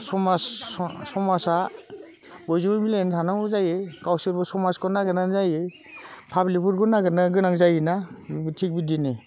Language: Bodo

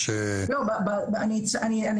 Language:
Hebrew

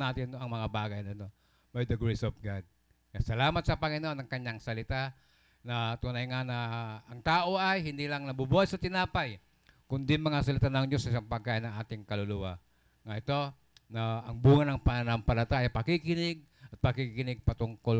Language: Filipino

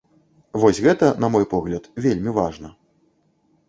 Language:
Belarusian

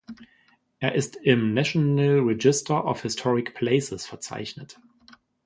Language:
German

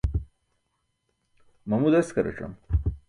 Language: Burushaski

